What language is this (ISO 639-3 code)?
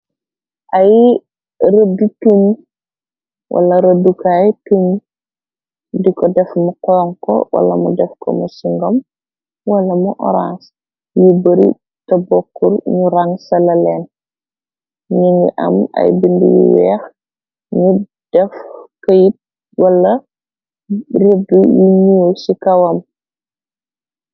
wol